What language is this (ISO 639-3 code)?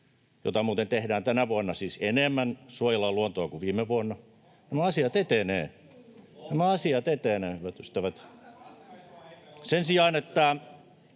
fin